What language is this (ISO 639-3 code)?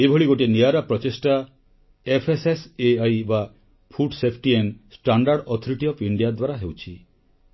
ori